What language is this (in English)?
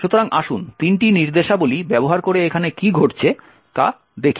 Bangla